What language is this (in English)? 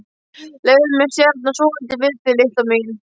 Icelandic